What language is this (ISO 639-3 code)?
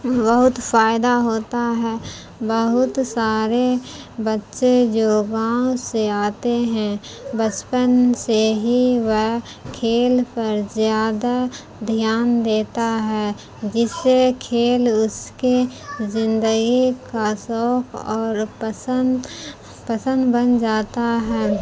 urd